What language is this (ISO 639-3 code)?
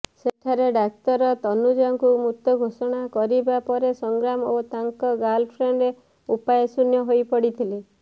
ori